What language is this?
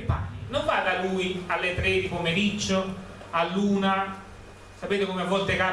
Italian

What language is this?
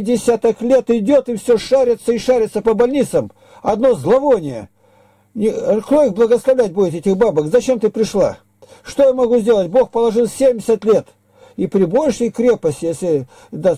Russian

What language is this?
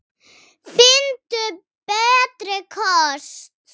Icelandic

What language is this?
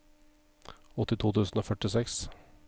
Norwegian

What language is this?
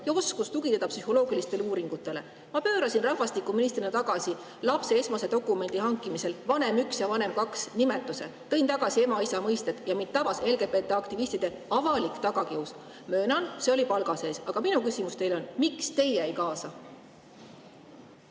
Estonian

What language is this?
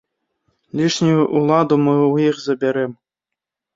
Belarusian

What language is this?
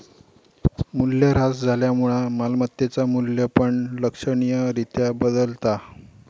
Marathi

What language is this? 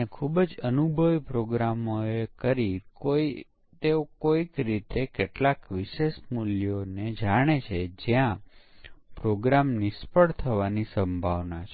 Gujarati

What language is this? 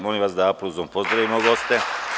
Serbian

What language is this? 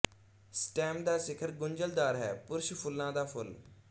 Punjabi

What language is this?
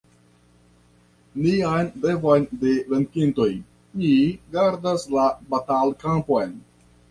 Esperanto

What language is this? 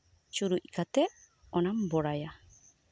Santali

